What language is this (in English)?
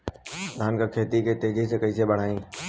Bhojpuri